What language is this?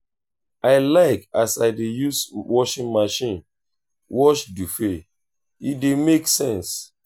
Nigerian Pidgin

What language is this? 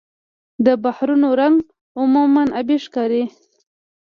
Pashto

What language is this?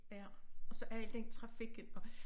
Danish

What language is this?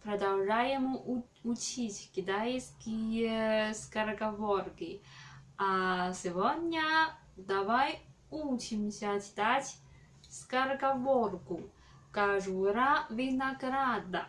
Russian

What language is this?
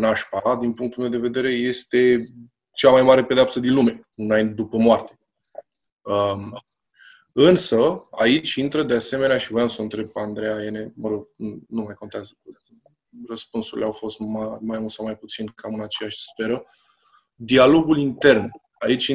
Romanian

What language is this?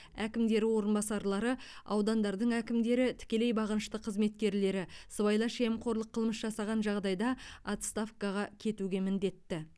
Kazakh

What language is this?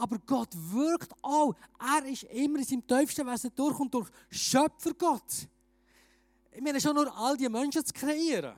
German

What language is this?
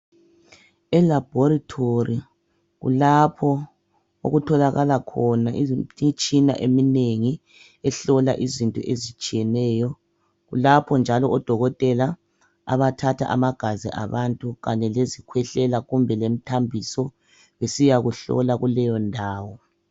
North Ndebele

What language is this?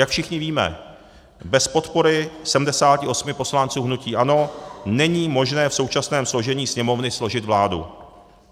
Czech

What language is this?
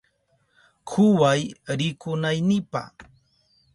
Southern Pastaza Quechua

